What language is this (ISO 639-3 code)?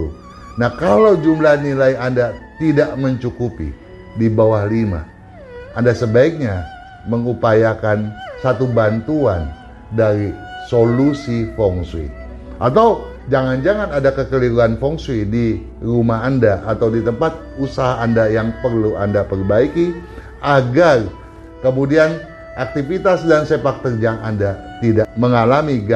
ind